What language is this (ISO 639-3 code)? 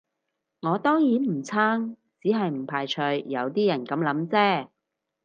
yue